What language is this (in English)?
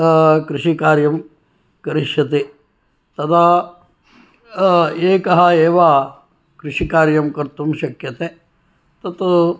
Sanskrit